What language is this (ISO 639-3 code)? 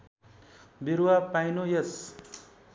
nep